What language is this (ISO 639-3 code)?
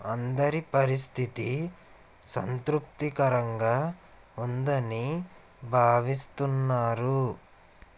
tel